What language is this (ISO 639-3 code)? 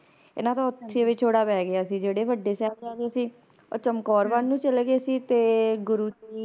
pan